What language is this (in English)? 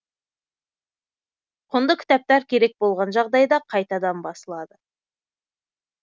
Kazakh